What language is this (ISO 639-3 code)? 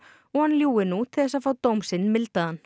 isl